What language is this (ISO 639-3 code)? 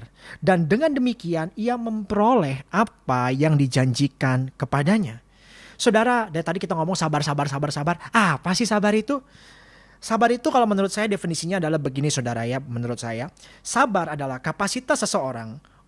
ind